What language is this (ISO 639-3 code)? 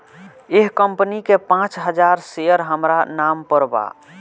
bho